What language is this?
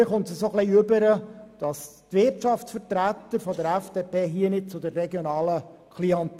Swiss German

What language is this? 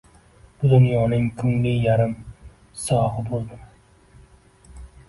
Uzbek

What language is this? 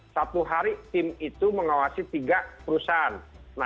Indonesian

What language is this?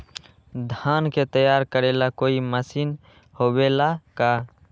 Magahi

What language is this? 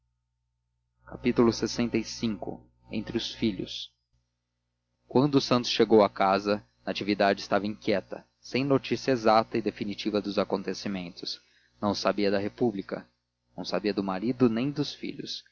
Portuguese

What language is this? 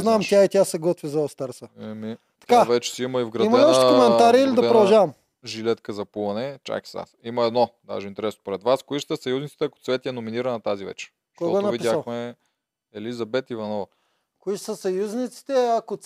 Bulgarian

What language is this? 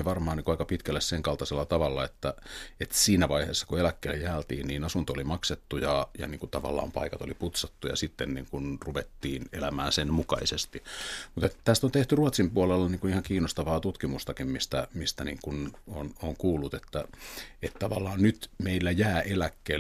Finnish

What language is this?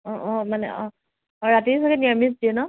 Assamese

